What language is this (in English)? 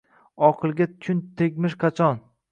Uzbek